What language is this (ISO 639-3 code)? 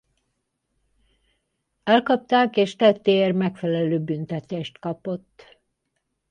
hun